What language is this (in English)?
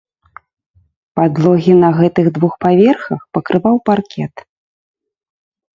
Belarusian